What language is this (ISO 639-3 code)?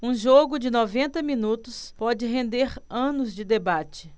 por